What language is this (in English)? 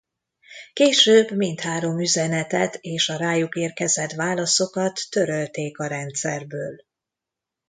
Hungarian